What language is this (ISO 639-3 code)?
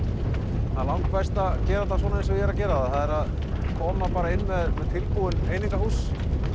isl